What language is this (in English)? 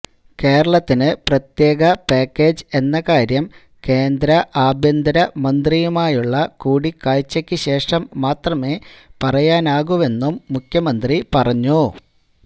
Malayalam